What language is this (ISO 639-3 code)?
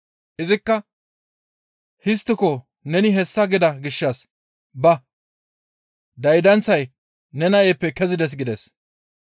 gmv